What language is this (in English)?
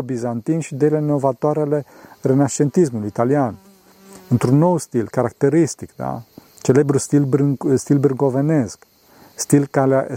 Romanian